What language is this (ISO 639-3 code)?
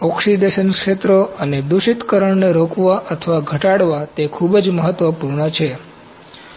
guj